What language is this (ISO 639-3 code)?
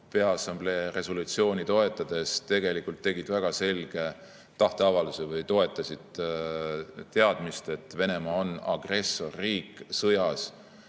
est